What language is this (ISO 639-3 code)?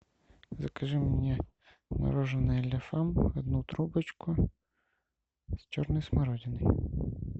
rus